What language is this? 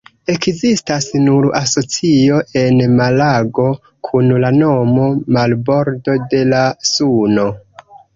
Esperanto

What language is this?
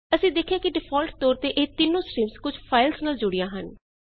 Punjabi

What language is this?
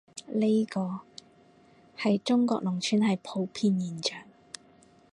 Cantonese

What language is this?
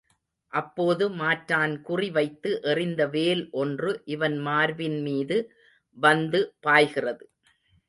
Tamil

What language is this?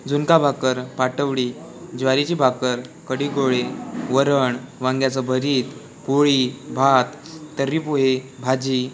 Marathi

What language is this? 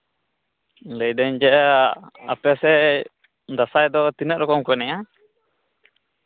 Santali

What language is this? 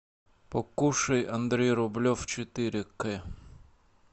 Russian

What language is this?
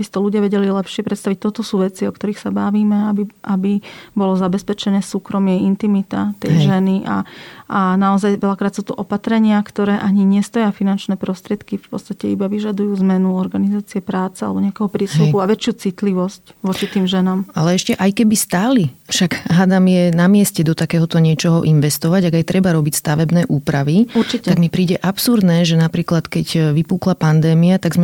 Slovak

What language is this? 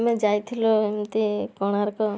Odia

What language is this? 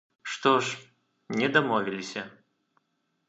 Belarusian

